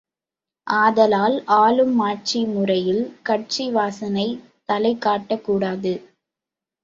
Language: Tamil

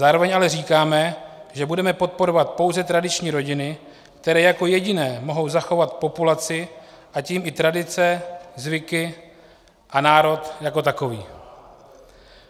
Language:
Czech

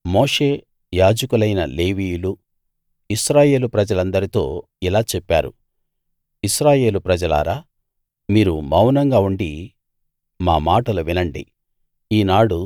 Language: Telugu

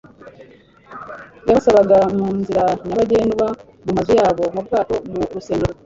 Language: Kinyarwanda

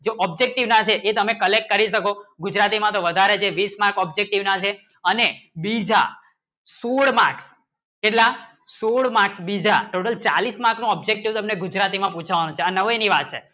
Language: Gujarati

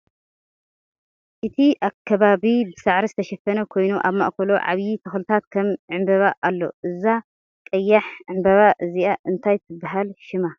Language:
Tigrinya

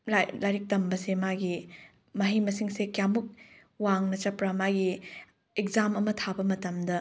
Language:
Manipuri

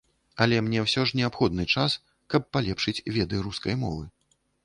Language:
Belarusian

